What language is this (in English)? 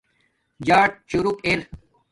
Domaaki